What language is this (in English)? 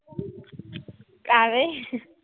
Punjabi